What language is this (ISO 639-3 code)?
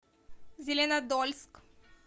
rus